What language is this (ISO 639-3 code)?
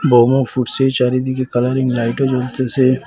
ben